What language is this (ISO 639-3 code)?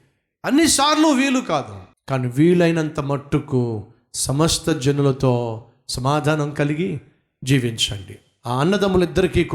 tel